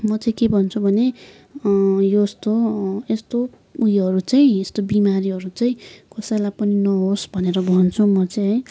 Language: Nepali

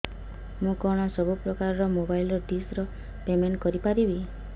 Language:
Odia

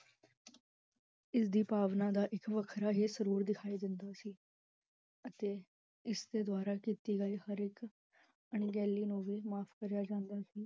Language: Punjabi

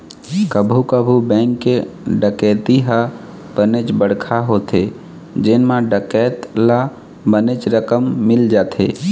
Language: Chhattisgarhi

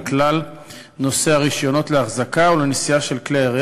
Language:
Hebrew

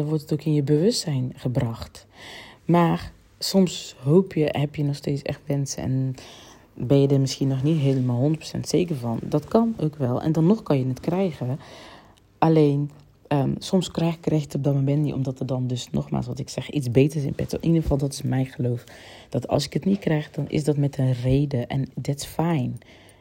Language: Dutch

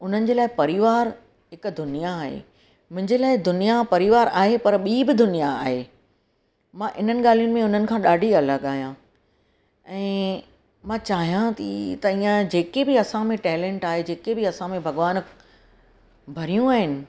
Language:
Sindhi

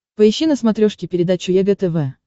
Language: Russian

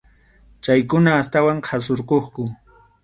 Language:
Arequipa-La Unión Quechua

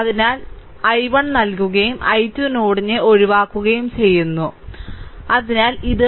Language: Malayalam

